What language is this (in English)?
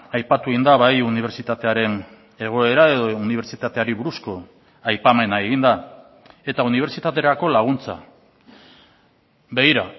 Basque